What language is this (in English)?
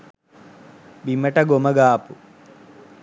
Sinhala